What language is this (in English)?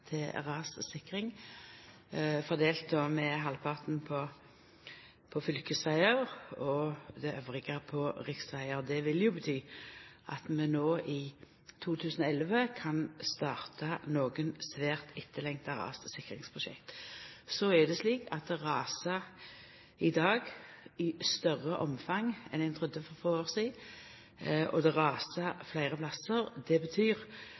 Norwegian Nynorsk